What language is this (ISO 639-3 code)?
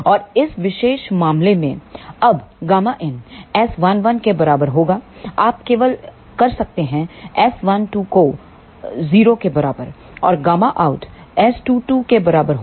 hin